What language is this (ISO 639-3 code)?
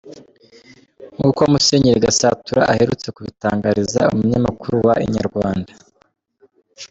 kin